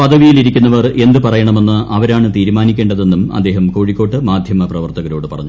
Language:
Malayalam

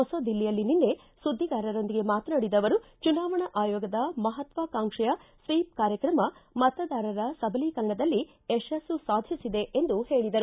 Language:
Kannada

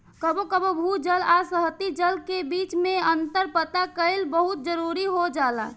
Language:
Bhojpuri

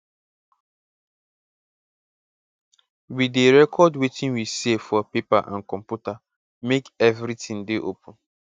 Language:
Nigerian Pidgin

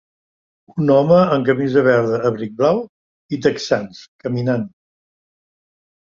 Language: Catalan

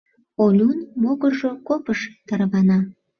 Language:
Mari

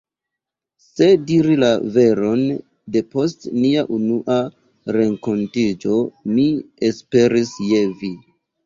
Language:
Esperanto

